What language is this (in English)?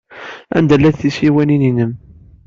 Kabyle